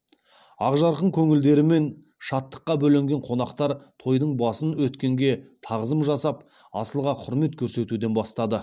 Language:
Kazakh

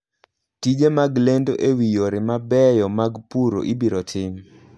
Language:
Luo (Kenya and Tanzania)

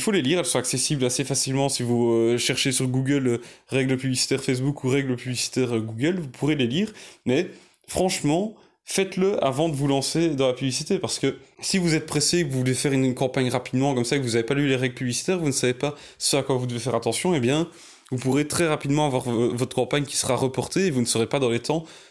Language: French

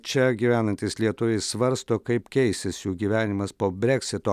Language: Lithuanian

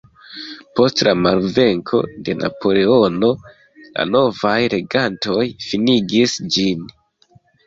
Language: Esperanto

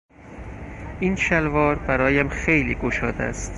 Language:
Persian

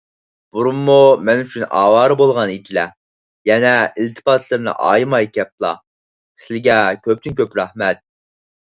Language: Uyghur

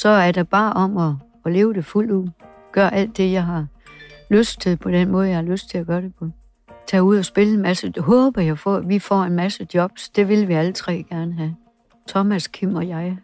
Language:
Danish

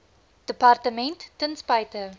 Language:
Afrikaans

